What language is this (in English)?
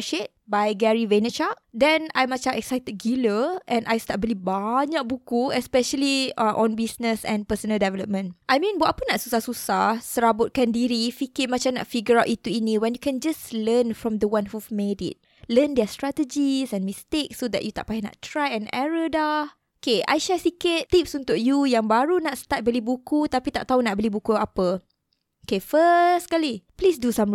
Malay